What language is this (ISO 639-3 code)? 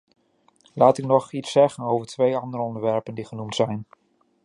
nld